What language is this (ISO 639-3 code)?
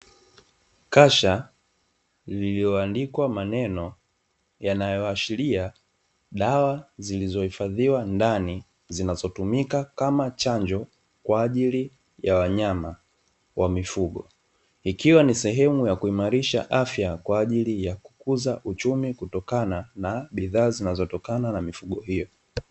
swa